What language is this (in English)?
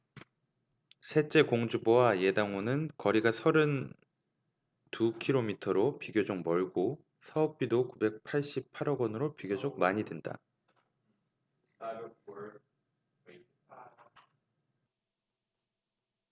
Korean